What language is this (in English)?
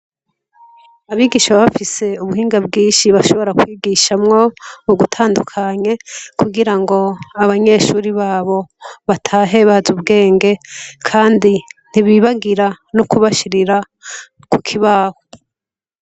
Rundi